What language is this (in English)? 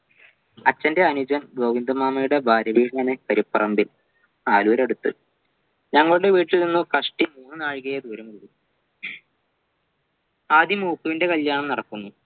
Malayalam